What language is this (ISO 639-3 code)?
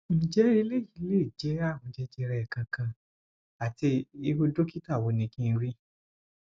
yor